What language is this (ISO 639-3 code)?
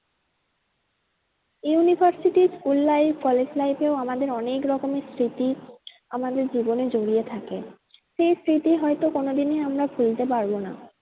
ben